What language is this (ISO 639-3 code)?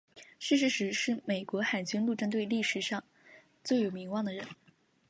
zho